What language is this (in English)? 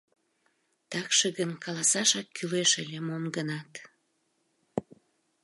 Mari